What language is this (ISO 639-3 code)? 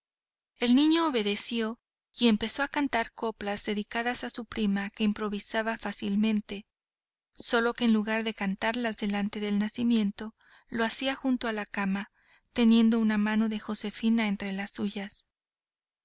spa